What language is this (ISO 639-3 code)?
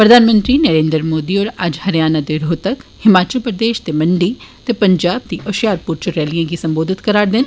doi